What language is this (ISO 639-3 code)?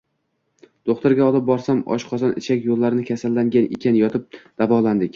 uzb